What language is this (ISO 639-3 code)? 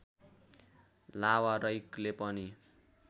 nep